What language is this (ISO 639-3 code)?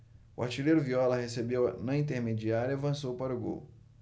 por